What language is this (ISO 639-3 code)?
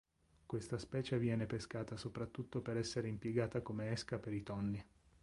ita